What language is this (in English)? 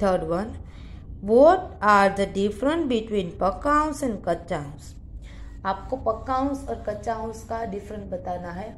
Hindi